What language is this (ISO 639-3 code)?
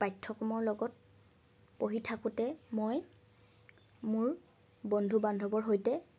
asm